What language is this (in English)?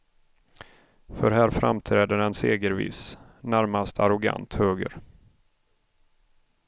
Swedish